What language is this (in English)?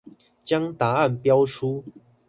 Chinese